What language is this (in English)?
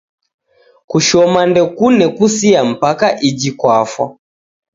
Taita